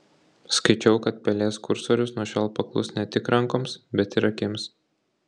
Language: Lithuanian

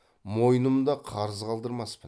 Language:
Kazakh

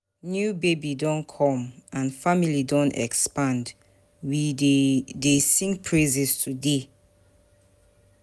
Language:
Nigerian Pidgin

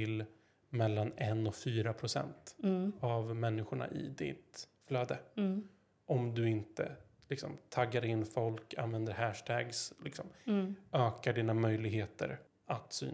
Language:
Swedish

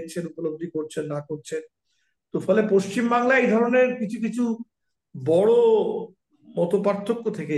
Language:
Bangla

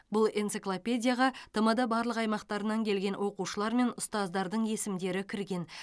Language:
Kazakh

